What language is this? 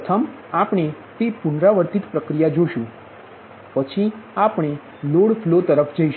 Gujarati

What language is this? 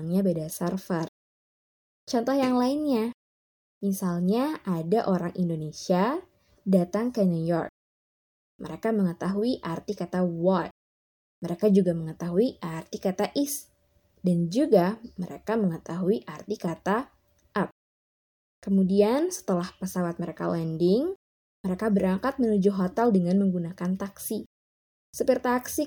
Indonesian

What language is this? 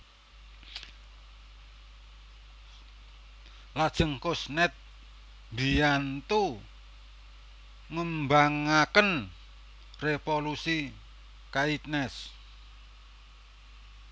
Javanese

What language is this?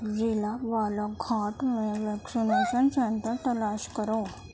Urdu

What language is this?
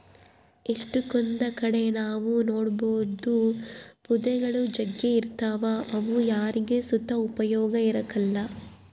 Kannada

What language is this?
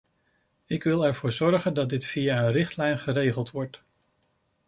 Dutch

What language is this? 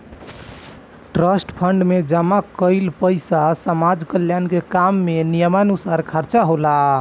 Bhojpuri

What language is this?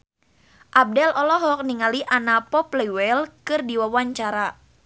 Sundanese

